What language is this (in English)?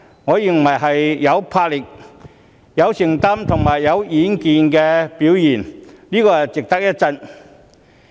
Cantonese